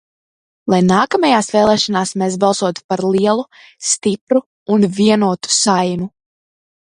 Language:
Latvian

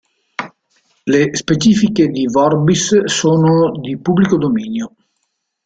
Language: Italian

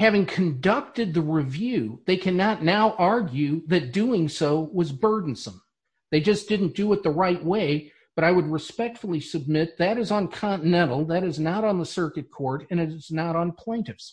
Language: English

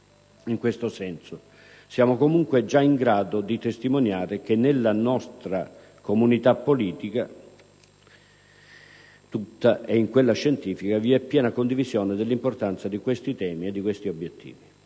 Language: Italian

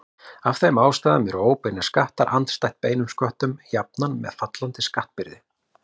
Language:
Icelandic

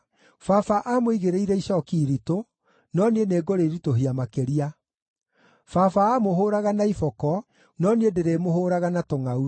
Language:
Kikuyu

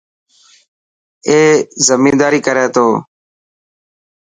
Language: Dhatki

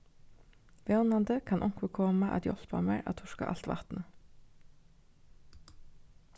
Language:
Faroese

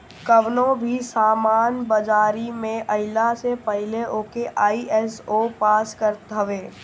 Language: Bhojpuri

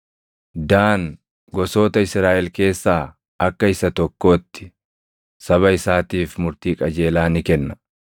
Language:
Oromo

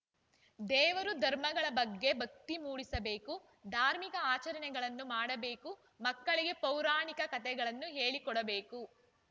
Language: Kannada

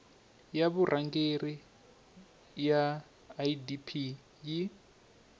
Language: Tsonga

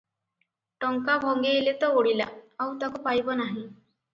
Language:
Odia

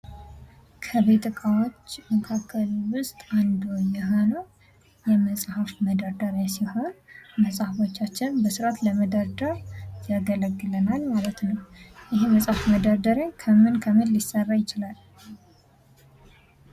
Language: Amharic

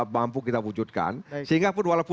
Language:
Indonesian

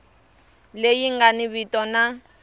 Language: Tsonga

